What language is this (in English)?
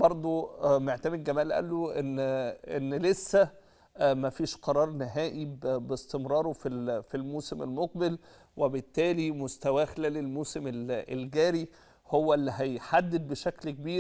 Arabic